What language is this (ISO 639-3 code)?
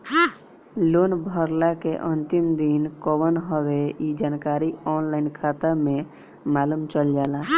bho